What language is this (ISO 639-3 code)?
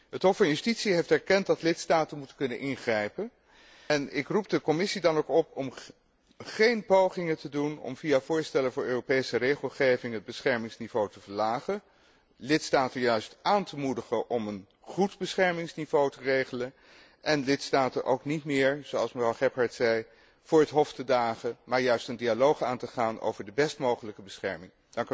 nld